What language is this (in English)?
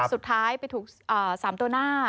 Thai